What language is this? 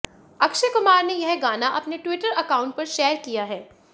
Hindi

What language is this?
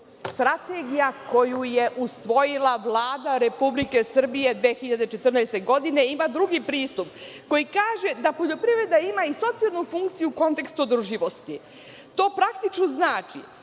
Serbian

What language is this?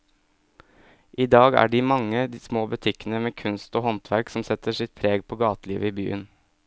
Norwegian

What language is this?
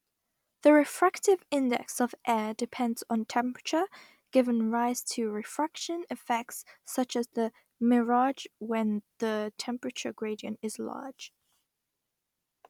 English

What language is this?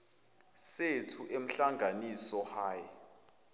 Zulu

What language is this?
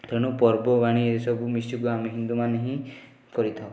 Odia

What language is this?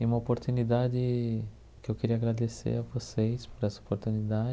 Portuguese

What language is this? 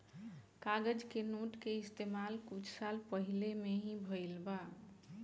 Bhojpuri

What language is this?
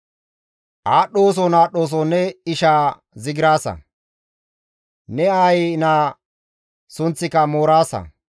Gamo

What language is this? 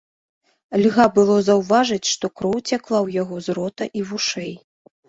Belarusian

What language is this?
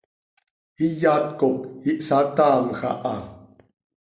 Seri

